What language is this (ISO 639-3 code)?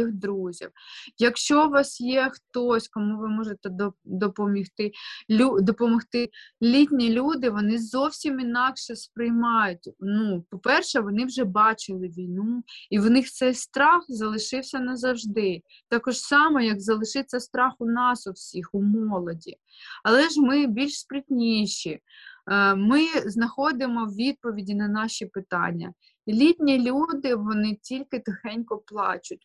ukr